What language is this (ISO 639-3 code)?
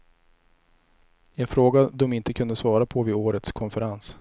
swe